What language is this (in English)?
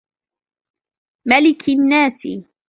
Arabic